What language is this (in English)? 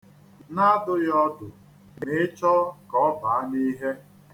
Igbo